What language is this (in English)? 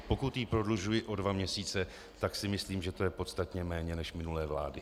Czech